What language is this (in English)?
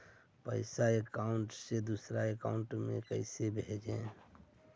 Magahi